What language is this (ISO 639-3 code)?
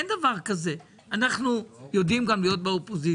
heb